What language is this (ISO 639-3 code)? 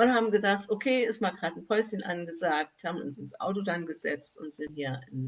deu